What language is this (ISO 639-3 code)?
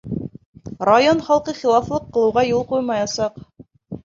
bak